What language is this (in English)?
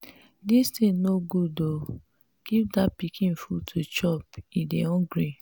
Nigerian Pidgin